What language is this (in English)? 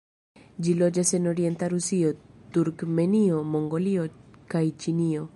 Esperanto